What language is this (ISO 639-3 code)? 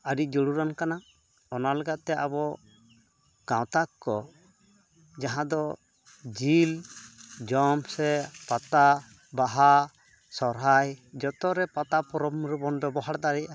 sat